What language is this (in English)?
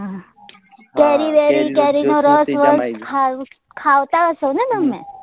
Gujarati